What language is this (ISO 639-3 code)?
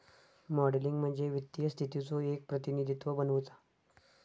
mar